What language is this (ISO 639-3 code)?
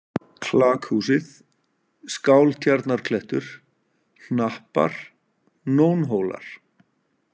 isl